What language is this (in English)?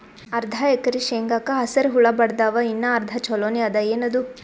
Kannada